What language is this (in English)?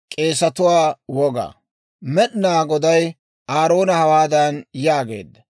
Dawro